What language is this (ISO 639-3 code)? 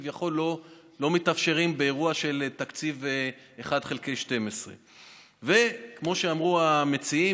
heb